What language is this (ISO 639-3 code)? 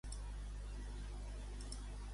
cat